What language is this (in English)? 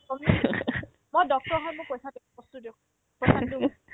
Assamese